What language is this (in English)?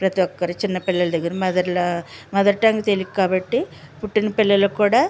Telugu